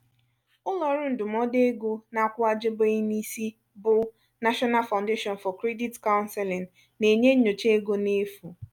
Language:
Igbo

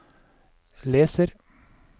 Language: Norwegian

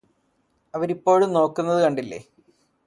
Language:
Malayalam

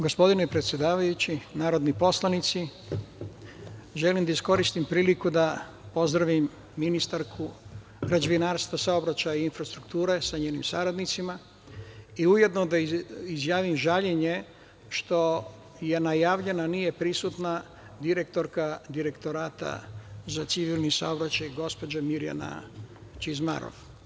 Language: Serbian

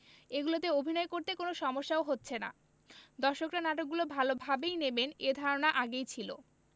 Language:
Bangla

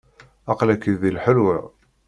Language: Kabyle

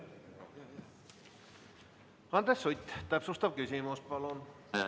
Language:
Estonian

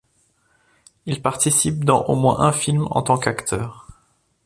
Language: French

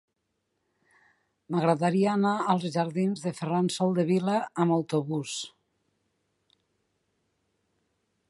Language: Catalan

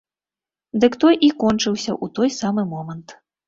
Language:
Belarusian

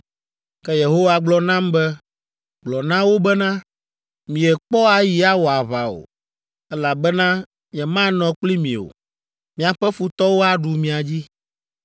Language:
Ewe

